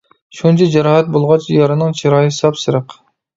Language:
Uyghur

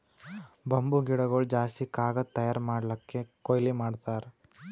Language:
Kannada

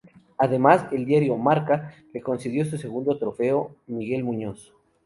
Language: Spanish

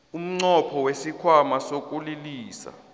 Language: South Ndebele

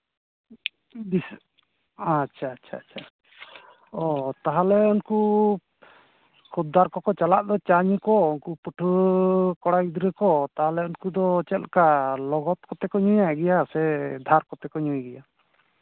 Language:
Santali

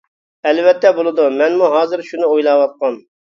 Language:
Uyghur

